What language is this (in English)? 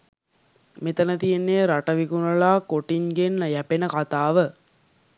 Sinhala